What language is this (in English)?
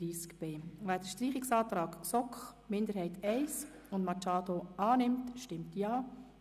Swiss German